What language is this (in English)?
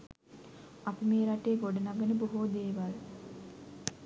Sinhala